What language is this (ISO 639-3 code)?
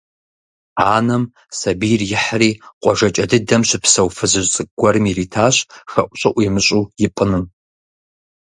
kbd